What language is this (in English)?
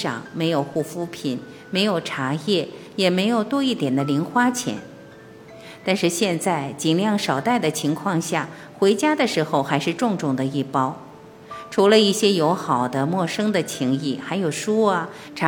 Chinese